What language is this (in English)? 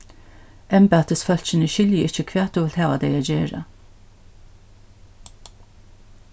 Faroese